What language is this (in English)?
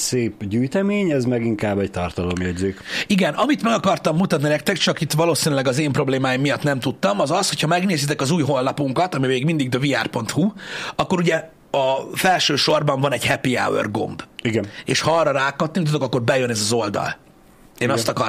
Hungarian